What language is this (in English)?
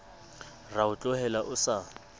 Southern Sotho